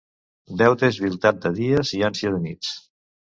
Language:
Catalan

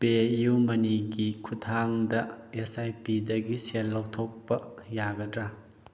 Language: Manipuri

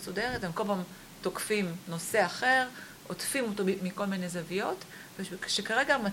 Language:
Hebrew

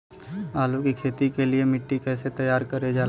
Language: Bhojpuri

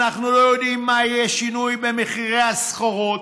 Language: Hebrew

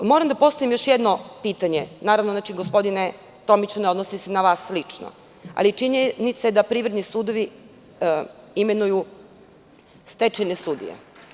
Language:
Serbian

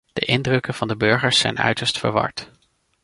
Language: Dutch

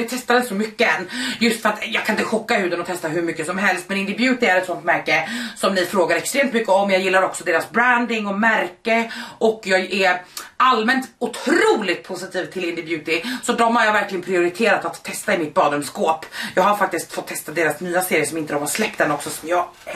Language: Swedish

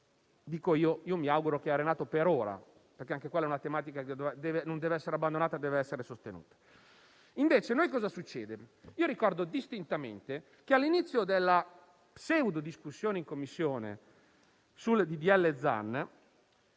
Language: Italian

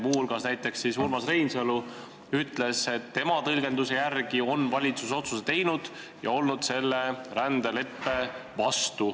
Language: Estonian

